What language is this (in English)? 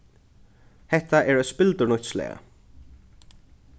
Faroese